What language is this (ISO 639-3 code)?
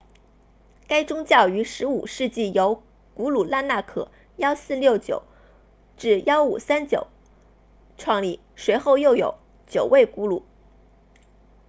zho